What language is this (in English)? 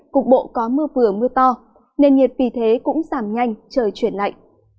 Vietnamese